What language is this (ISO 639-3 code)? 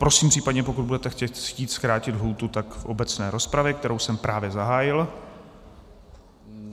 ces